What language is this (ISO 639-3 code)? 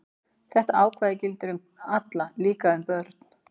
isl